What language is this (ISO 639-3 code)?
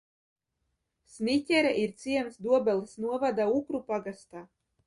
lav